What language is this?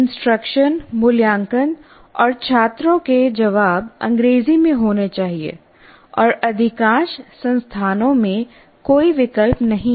Hindi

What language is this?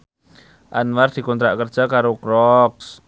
Javanese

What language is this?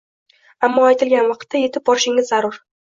Uzbek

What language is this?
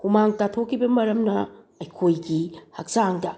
Manipuri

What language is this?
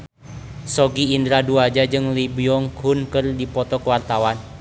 Sundanese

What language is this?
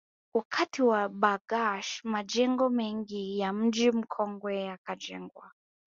Swahili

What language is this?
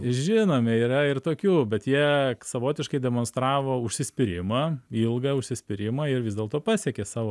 Lithuanian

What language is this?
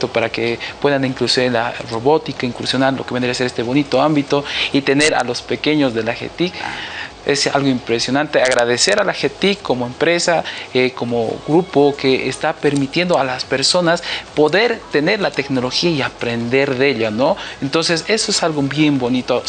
Spanish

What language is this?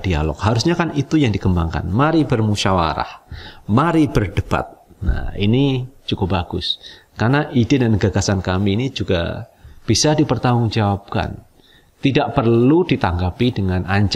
Indonesian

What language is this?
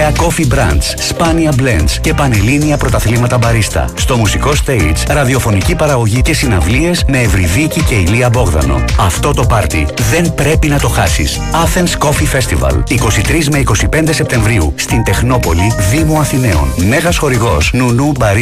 Greek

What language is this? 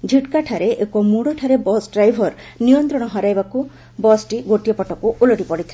Odia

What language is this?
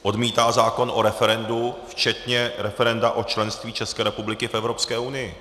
Czech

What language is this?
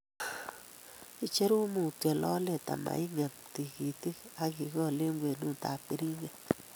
Kalenjin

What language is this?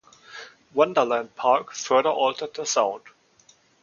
English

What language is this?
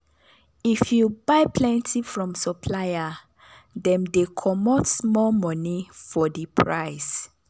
Nigerian Pidgin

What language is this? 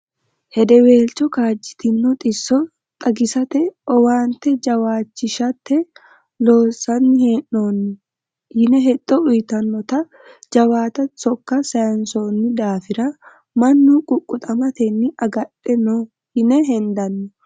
Sidamo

